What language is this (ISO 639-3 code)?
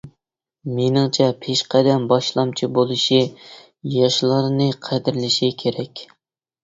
uig